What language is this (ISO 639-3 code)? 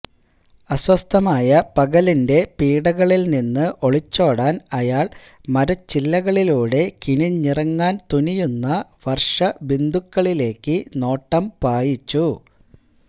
mal